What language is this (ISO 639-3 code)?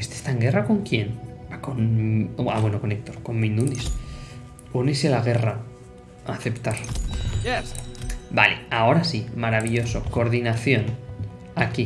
spa